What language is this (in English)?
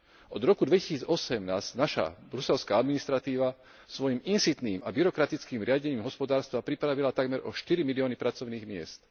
Slovak